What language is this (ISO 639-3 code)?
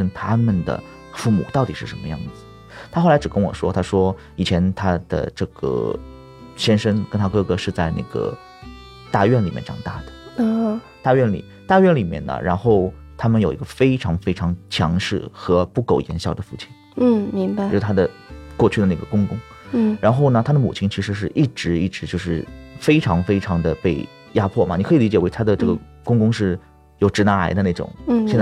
zho